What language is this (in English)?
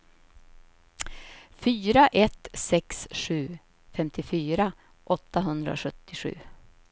Swedish